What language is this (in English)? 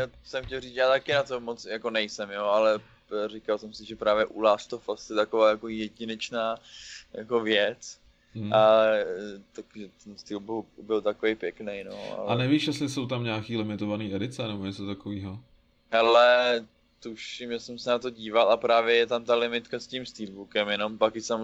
Czech